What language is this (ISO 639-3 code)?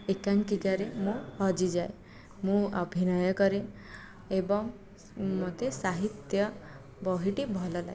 ori